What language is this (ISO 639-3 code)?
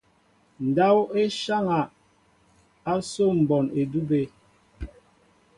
mbo